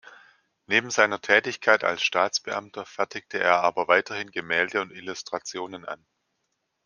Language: German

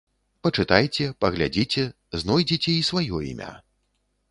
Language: Belarusian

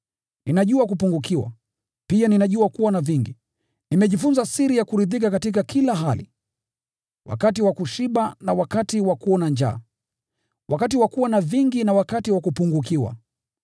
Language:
Swahili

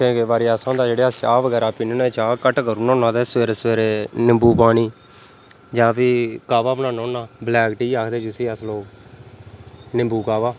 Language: Dogri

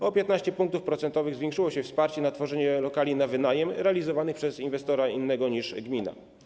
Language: Polish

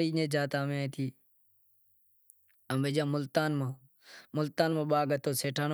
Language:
Wadiyara Koli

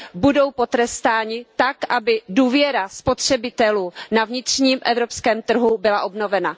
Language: Czech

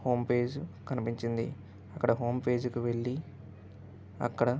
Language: Telugu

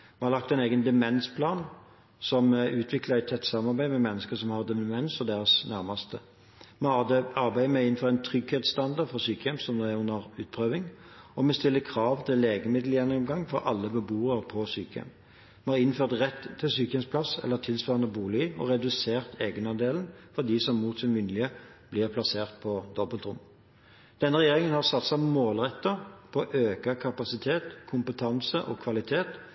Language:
Norwegian Bokmål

